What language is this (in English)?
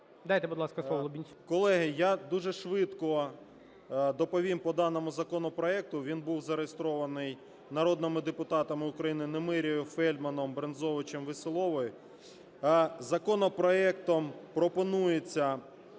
Ukrainian